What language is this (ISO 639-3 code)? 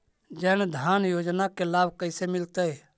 mag